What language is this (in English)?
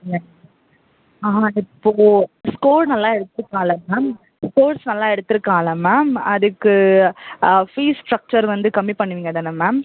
Tamil